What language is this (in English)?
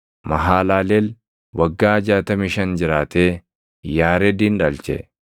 Oromo